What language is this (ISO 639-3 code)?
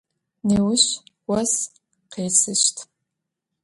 ady